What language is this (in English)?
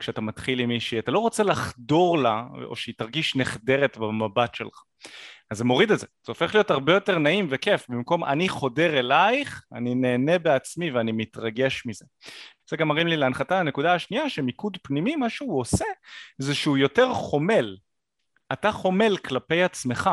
Hebrew